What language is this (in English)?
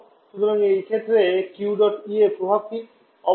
Bangla